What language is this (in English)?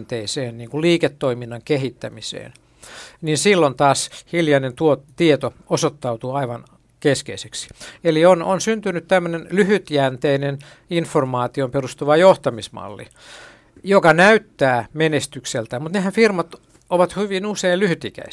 Finnish